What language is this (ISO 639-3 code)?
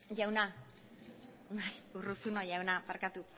eus